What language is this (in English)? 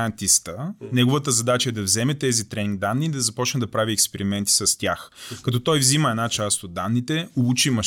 Bulgarian